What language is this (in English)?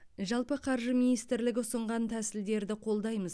Kazakh